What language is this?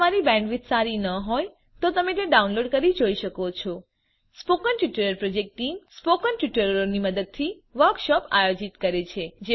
Gujarati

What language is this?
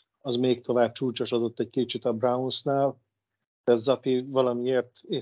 Hungarian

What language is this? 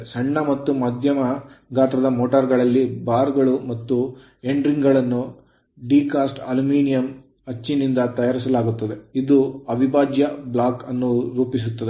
Kannada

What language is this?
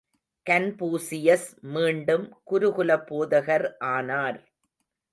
Tamil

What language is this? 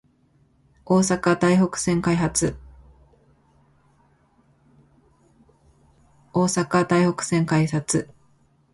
Japanese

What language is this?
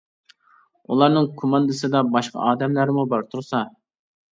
Uyghur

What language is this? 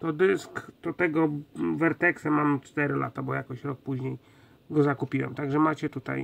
Polish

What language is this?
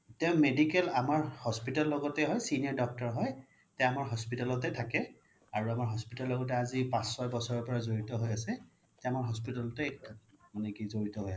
Assamese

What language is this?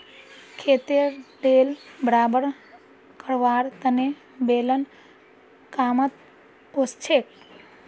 Magahi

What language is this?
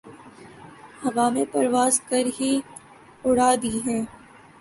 Urdu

